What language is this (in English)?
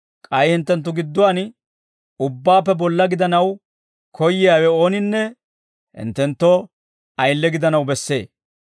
Dawro